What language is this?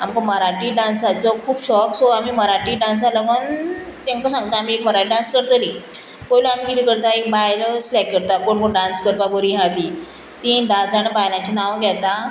Konkani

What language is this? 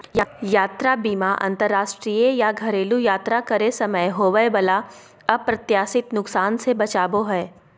Magahi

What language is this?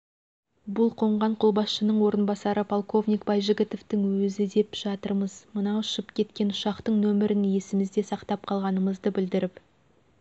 Kazakh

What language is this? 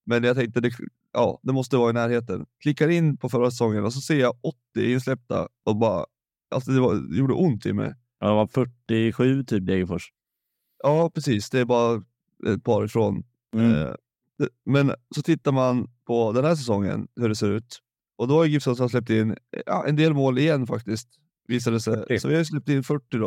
Swedish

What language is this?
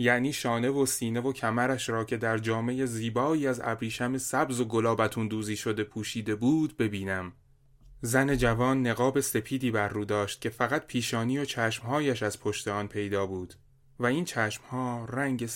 Persian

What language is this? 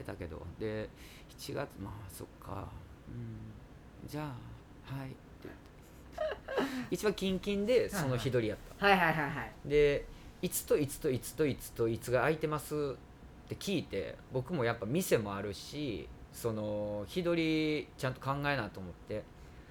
Japanese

